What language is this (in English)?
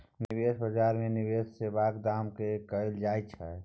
Maithili